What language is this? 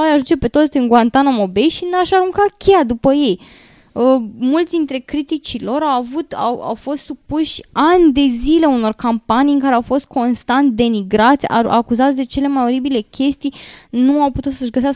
Romanian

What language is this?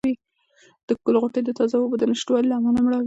Pashto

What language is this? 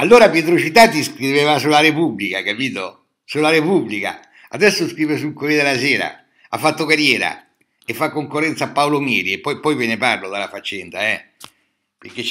Italian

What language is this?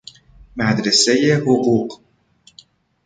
Persian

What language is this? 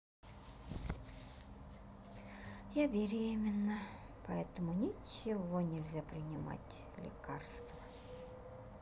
Russian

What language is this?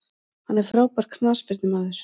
Icelandic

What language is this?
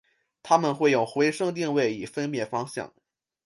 Chinese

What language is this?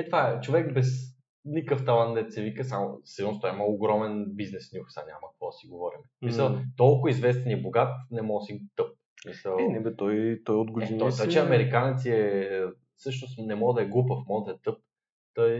Bulgarian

